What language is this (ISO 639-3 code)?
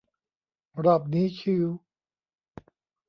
tha